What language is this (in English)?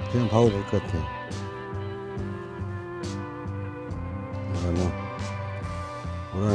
Korean